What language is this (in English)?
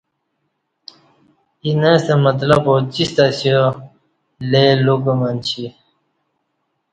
Kati